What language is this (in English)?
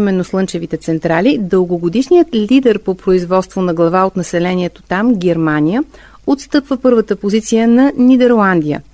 Bulgarian